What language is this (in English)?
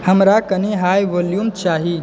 Maithili